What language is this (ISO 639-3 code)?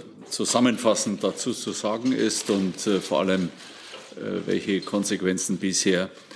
deu